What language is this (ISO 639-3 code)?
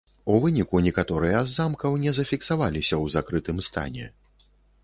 bel